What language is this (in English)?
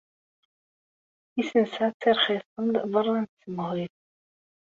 Kabyle